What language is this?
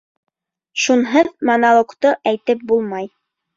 Bashkir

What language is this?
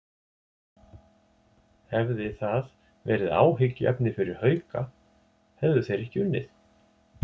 Icelandic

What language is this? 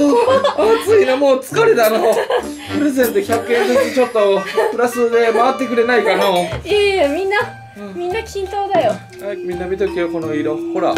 Japanese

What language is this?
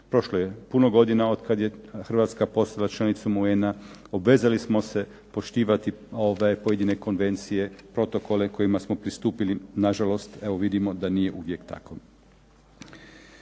Croatian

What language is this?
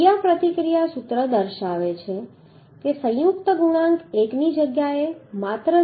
Gujarati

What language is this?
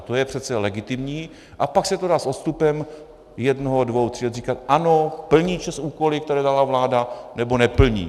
Czech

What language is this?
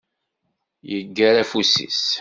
Kabyle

